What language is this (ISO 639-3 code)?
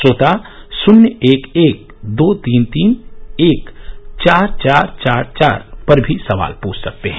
hin